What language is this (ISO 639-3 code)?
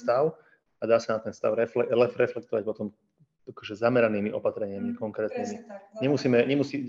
slk